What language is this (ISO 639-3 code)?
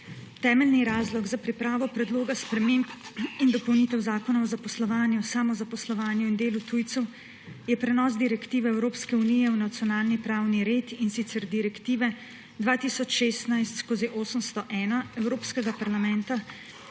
slv